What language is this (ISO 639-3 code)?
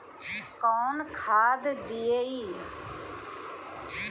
bho